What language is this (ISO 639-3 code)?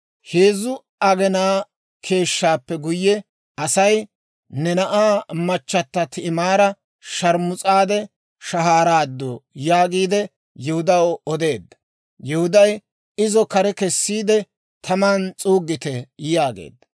dwr